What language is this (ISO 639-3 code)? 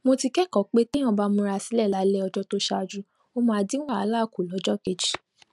yor